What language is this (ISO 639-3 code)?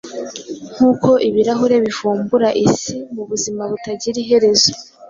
kin